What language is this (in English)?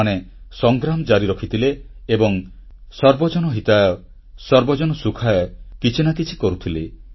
Odia